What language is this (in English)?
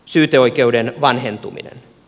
Finnish